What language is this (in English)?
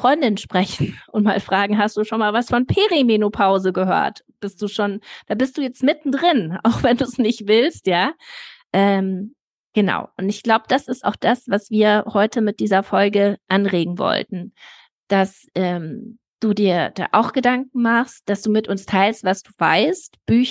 German